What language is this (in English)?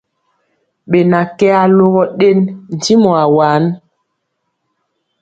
Mpiemo